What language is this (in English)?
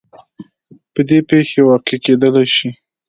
Pashto